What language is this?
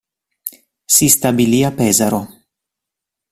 Italian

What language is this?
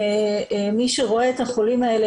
Hebrew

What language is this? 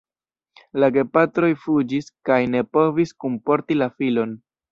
Esperanto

